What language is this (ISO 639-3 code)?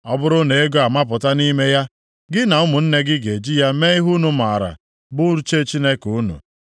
ibo